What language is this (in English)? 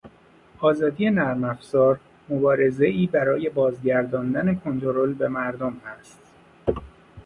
Persian